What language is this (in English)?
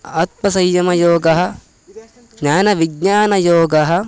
Sanskrit